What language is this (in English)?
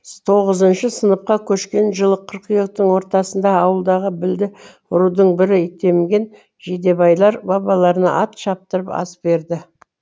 Kazakh